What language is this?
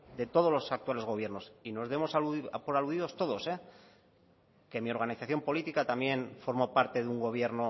Spanish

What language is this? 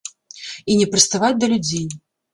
Belarusian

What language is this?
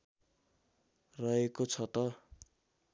Nepali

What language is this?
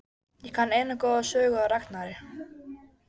Icelandic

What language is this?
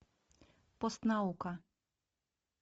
Russian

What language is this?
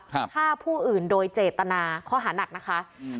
Thai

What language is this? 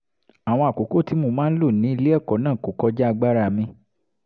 Yoruba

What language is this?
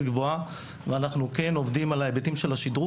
Hebrew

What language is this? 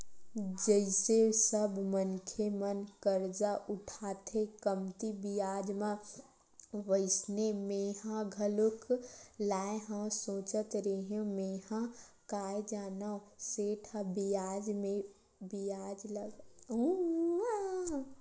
Chhattisgarhi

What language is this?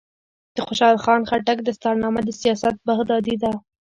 Pashto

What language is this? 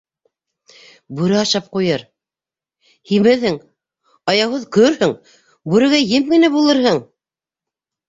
Bashkir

